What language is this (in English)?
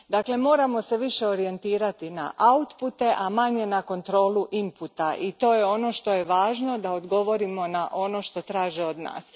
Croatian